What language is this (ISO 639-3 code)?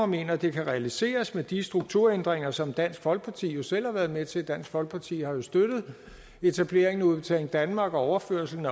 dan